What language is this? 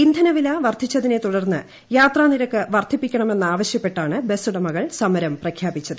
Malayalam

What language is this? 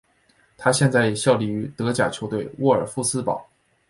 Chinese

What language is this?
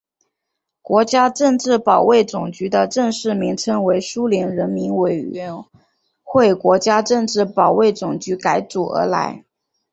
Chinese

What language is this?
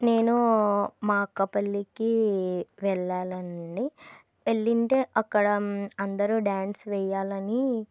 Telugu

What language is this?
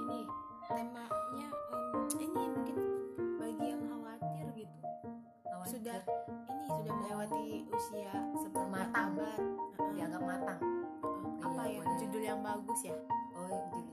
Indonesian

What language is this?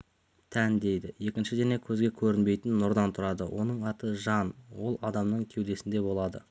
Kazakh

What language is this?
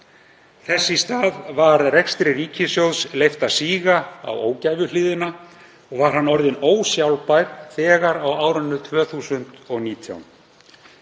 Icelandic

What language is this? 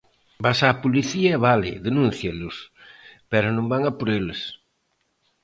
Galician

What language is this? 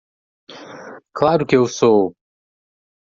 Portuguese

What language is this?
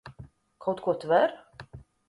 Latvian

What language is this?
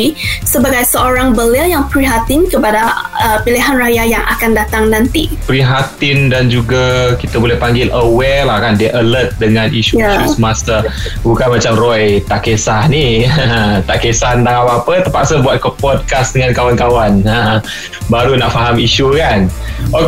Malay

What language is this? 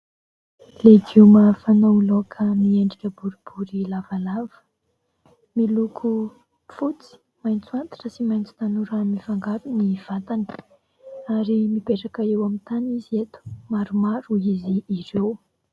Malagasy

